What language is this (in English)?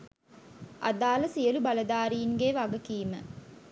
Sinhala